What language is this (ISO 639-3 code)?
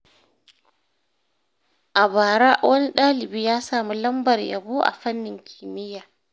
hau